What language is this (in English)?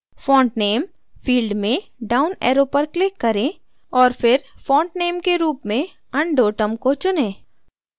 Hindi